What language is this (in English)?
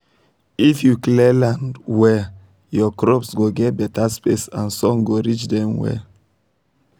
Nigerian Pidgin